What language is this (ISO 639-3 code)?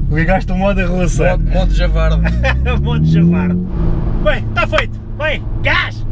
por